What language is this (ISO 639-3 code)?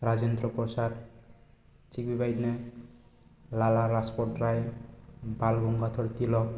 brx